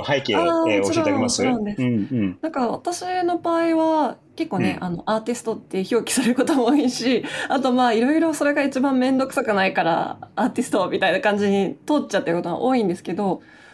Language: Japanese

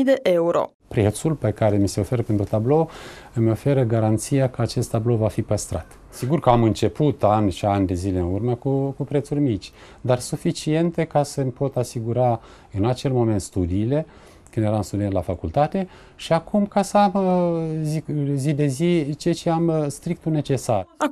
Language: Romanian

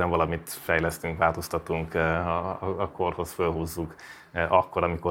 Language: Hungarian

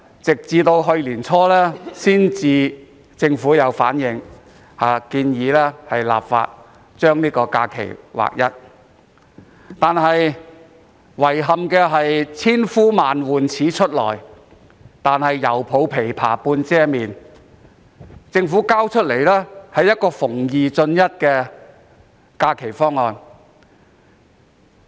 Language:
Cantonese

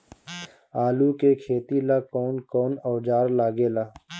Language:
Bhojpuri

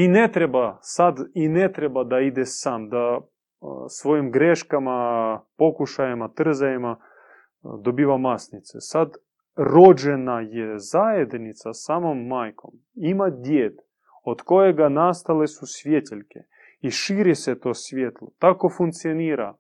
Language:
Croatian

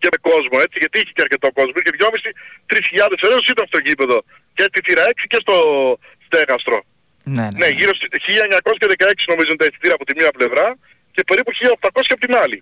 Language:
Greek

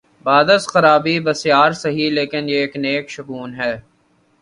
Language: Urdu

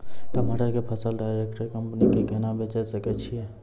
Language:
Maithili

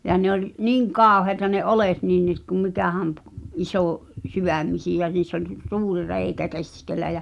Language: Finnish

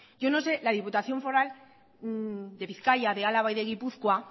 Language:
Spanish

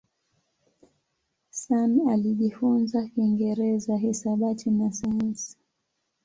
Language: Swahili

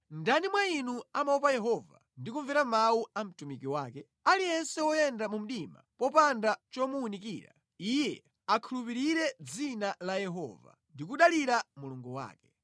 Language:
Nyanja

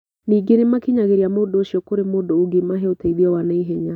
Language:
Kikuyu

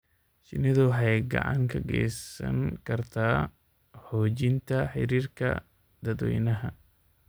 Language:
Somali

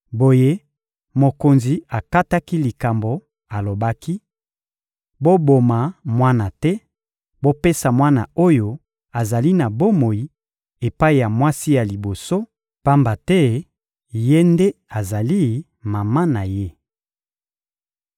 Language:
Lingala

